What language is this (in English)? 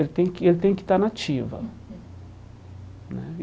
Portuguese